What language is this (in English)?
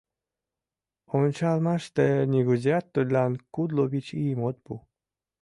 Mari